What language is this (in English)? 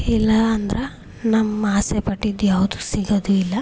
Kannada